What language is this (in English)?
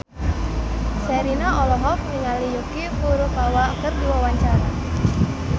Sundanese